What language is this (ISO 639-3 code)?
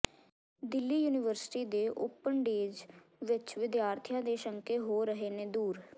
pan